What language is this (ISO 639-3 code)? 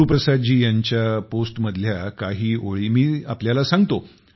mar